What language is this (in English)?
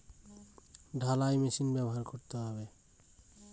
Bangla